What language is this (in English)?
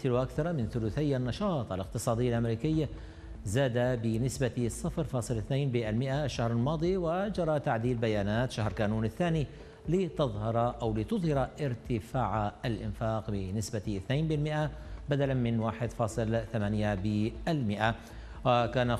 Arabic